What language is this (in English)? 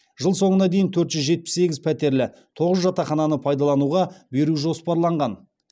Kazakh